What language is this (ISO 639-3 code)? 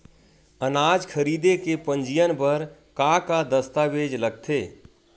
hne